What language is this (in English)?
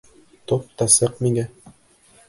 Bashkir